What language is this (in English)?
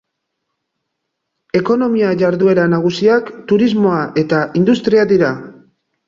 Basque